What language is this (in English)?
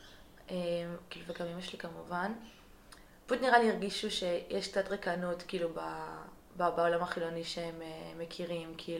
Hebrew